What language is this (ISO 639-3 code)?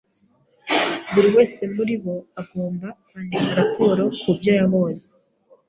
kin